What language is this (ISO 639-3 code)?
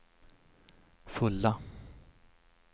swe